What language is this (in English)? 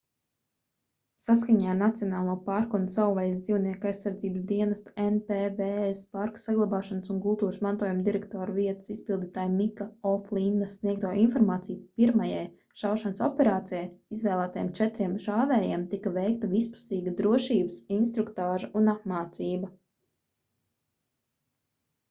Latvian